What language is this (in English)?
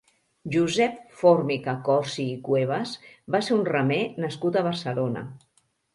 Catalan